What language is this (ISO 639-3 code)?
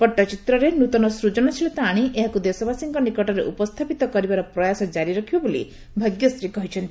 ori